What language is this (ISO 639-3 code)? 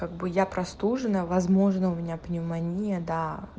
rus